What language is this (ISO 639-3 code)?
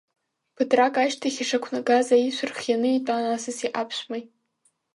abk